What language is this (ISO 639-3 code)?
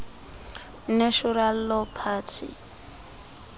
xho